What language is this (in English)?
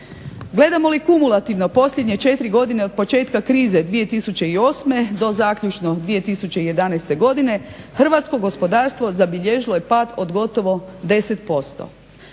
Croatian